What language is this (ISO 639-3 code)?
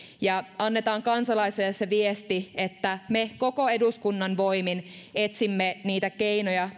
fin